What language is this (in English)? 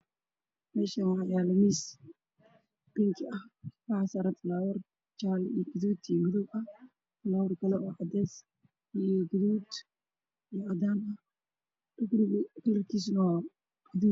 Somali